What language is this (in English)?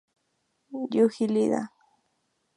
Spanish